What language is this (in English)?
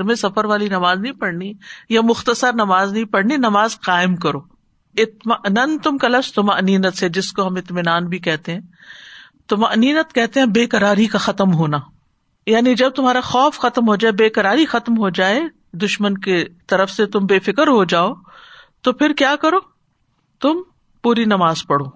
Urdu